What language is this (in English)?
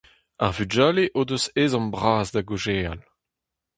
Breton